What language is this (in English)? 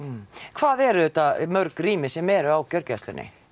Icelandic